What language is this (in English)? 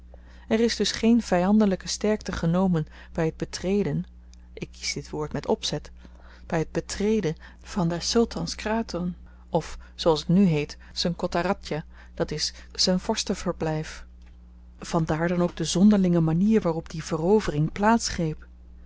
Dutch